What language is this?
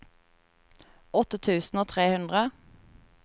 Norwegian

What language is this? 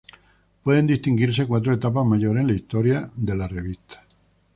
Spanish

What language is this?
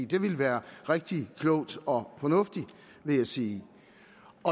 Danish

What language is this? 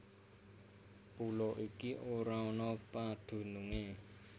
Javanese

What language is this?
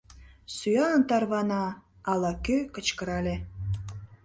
Mari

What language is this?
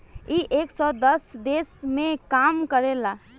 Bhojpuri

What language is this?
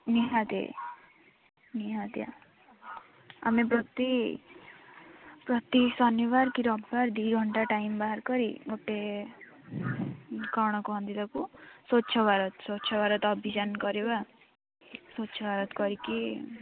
Odia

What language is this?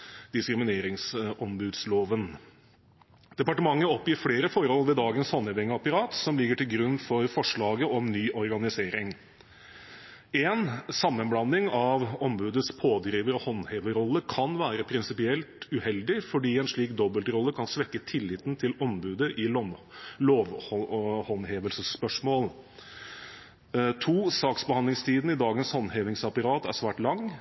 Norwegian Bokmål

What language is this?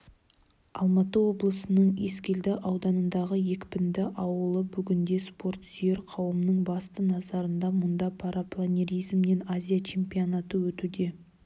Kazakh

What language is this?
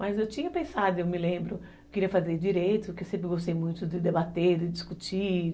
Portuguese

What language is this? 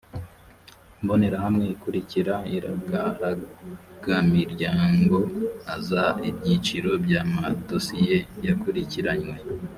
Kinyarwanda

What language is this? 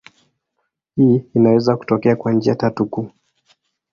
Swahili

